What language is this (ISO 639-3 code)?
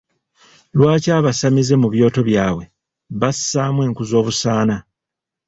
lug